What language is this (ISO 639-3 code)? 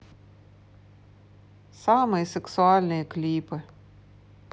rus